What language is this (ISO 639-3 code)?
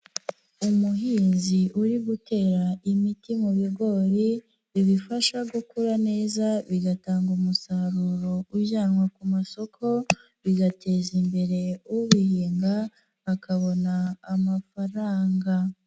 kin